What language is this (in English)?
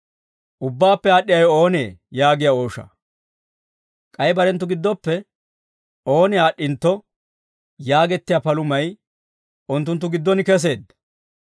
Dawro